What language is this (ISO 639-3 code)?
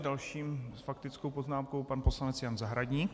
ces